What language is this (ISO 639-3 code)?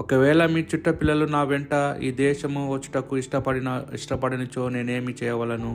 tel